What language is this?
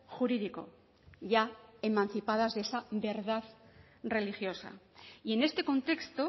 Spanish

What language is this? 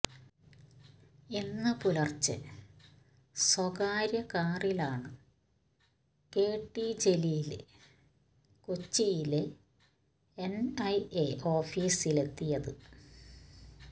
Malayalam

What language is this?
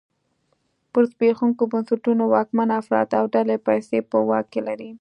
Pashto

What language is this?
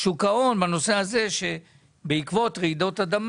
Hebrew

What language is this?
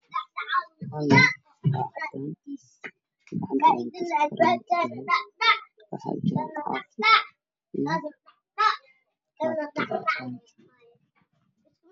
Somali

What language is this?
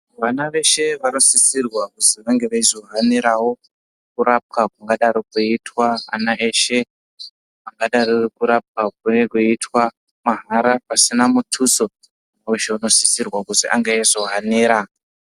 Ndau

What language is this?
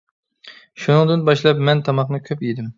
Uyghur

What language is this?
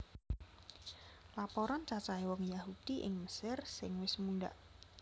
Javanese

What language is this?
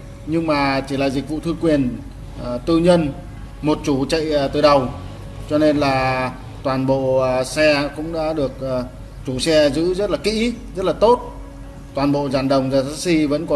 Vietnamese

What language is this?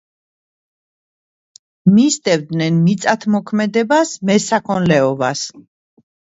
Georgian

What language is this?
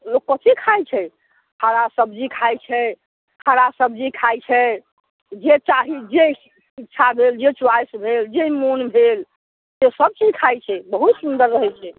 Maithili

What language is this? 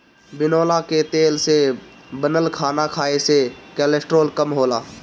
Bhojpuri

